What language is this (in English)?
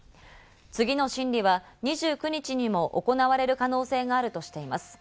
Japanese